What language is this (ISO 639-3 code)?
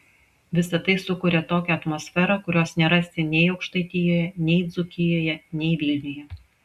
lit